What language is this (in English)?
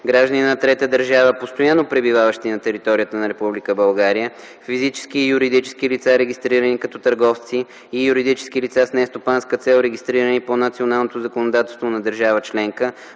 Bulgarian